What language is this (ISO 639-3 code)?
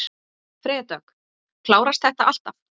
isl